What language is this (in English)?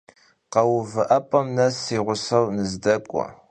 Kabardian